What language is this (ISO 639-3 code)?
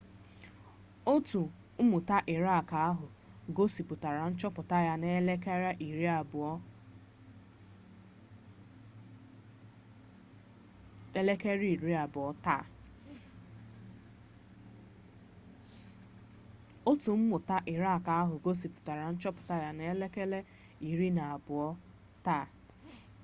ibo